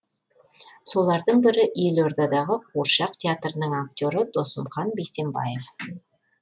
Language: Kazakh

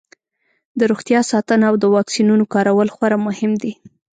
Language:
Pashto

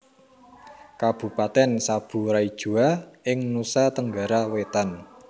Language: Javanese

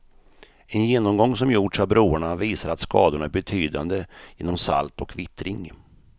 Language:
Swedish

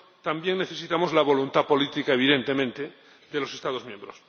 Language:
Spanish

